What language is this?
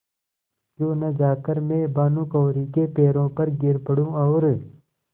Hindi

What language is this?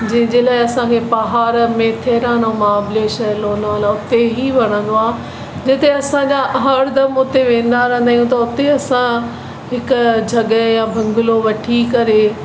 Sindhi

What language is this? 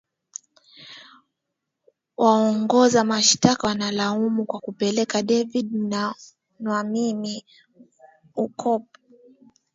Swahili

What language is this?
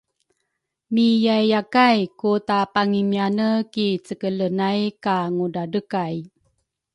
Rukai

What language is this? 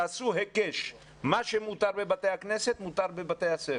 Hebrew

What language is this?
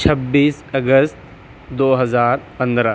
Urdu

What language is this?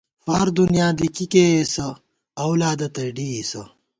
Gawar-Bati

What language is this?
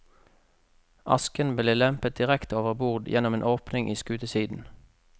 Norwegian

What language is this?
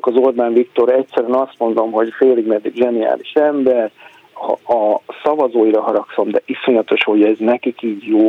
Hungarian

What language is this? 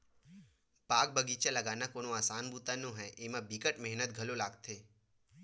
Chhattisgarhi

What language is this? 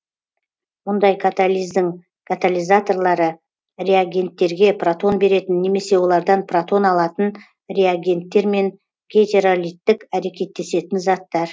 Kazakh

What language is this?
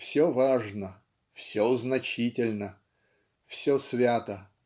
Russian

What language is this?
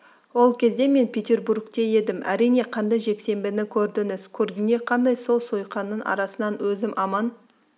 Kazakh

